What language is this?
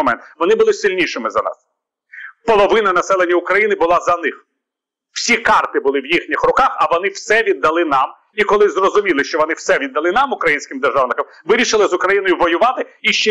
Ukrainian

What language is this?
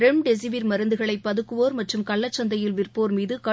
Tamil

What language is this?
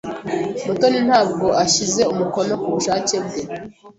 Kinyarwanda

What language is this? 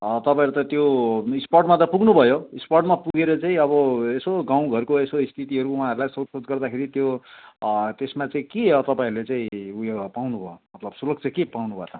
Nepali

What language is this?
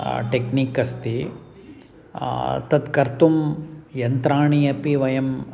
Sanskrit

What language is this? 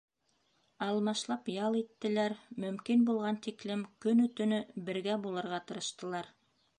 Bashkir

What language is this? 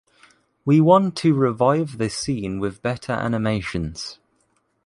English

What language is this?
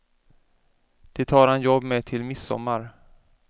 Swedish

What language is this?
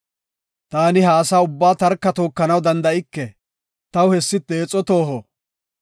Gofa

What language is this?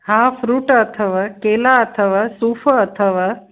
Sindhi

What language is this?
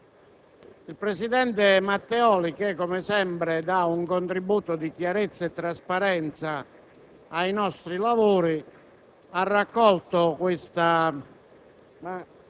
Italian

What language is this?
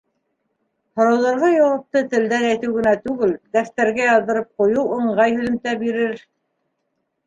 Bashkir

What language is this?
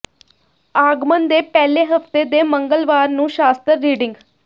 Punjabi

